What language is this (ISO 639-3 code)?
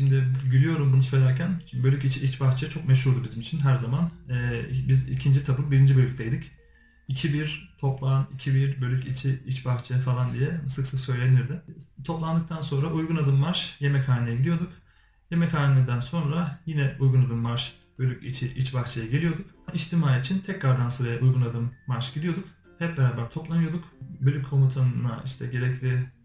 tur